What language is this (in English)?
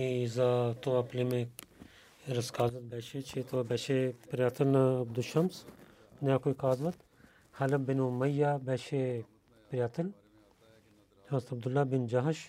Bulgarian